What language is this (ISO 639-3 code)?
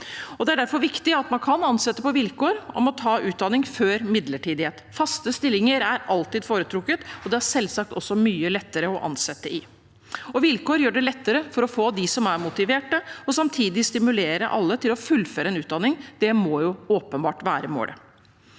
nor